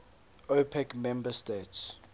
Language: English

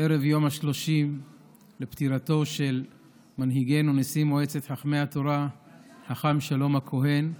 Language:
Hebrew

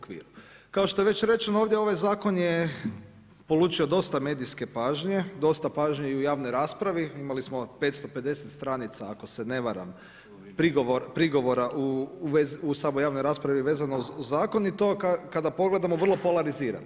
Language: Croatian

